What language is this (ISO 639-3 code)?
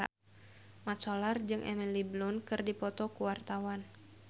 sun